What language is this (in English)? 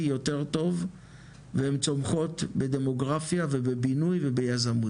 Hebrew